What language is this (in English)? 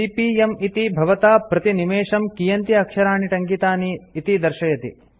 Sanskrit